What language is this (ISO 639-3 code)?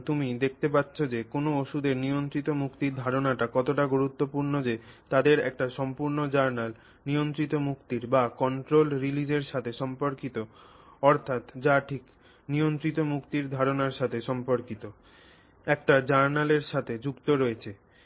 ben